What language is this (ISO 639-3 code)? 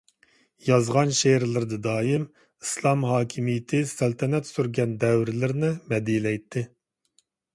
uig